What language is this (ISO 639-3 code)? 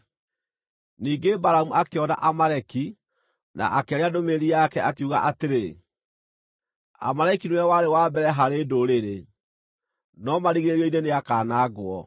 kik